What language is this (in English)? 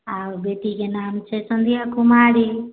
Maithili